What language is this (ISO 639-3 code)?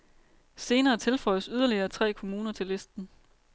dan